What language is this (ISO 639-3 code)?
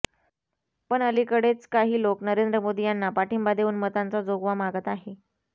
mar